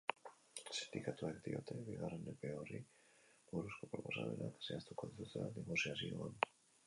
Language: Basque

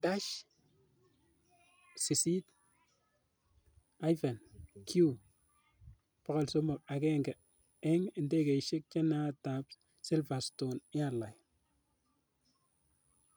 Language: Kalenjin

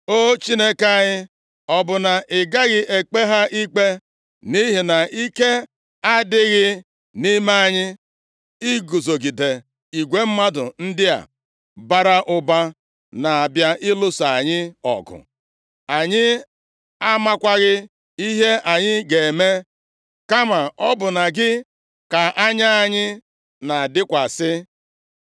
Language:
Igbo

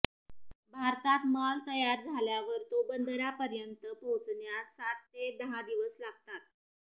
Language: Marathi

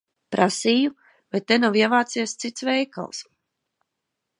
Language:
Latvian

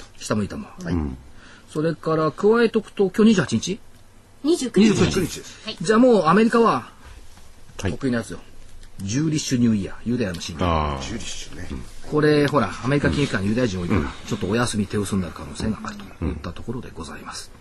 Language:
Japanese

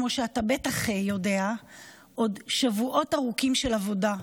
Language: Hebrew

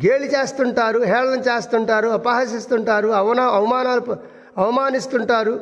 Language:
Telugu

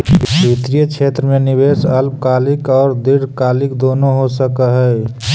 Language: Magahi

